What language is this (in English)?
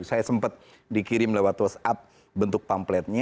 Indonesian